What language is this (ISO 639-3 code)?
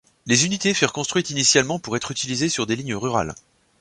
fra